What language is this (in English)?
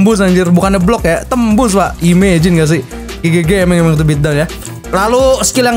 Indonesian